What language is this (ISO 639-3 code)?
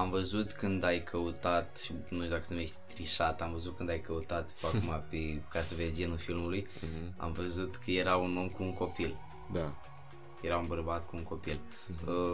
ron